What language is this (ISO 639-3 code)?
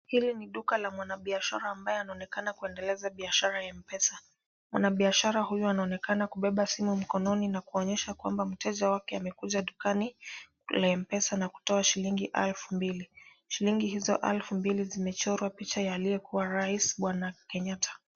swa